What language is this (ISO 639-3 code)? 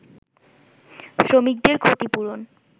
ben